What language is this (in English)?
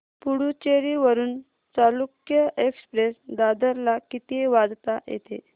Marathi